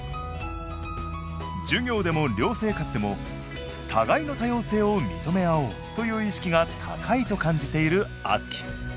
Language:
Japanese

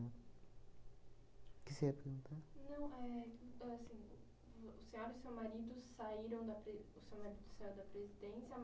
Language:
Portuguese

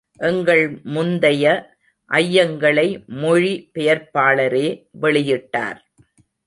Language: Tamil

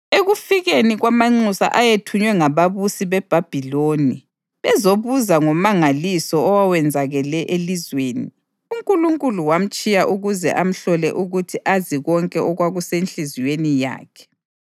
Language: North Ndebele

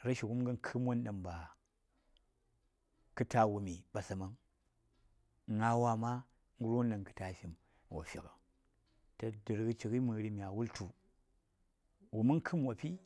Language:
Saya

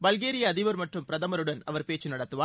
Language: Tamil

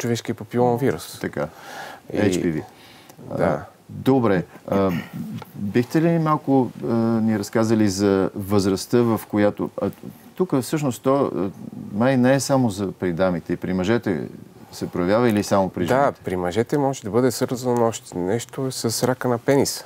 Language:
Bulgarian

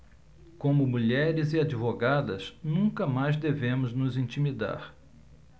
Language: Portuguese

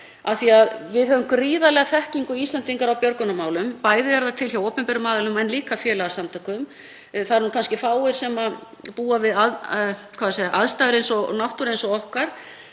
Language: Icelandic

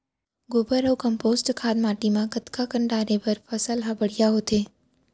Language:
Chhattisgarhi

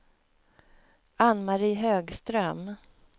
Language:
Swedish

